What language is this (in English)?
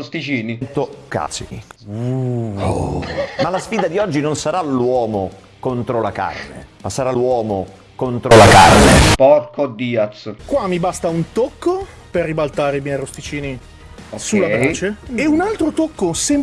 Italian